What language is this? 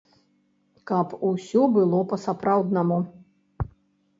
Belarusian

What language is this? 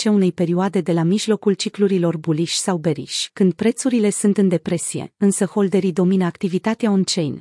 Romanian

